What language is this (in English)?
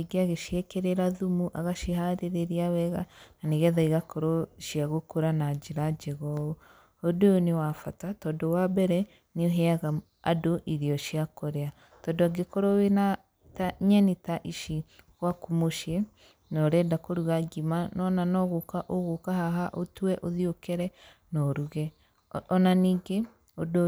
Kikuyu